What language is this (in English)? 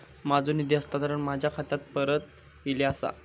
Marathi